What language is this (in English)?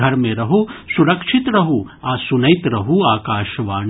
Maithili